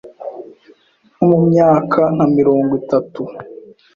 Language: Kinyarwanda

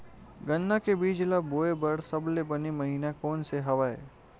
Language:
Chhattisgarhi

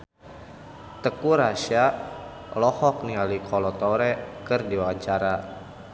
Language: Sundanese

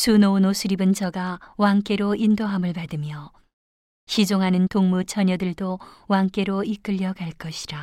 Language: Korean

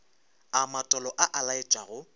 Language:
Northern Sotho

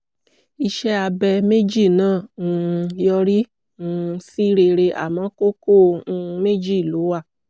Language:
Yoruba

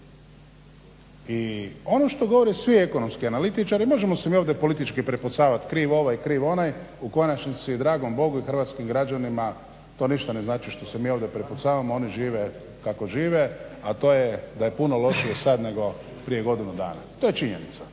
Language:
Croatian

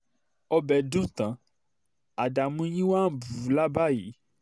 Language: Yoruba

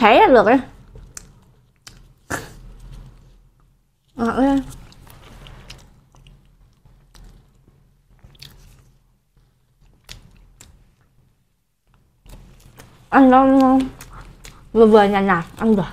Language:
Vietnamese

